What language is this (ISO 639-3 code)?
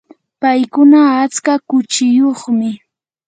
qur